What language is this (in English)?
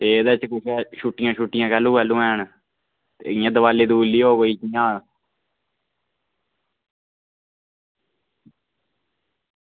Dogri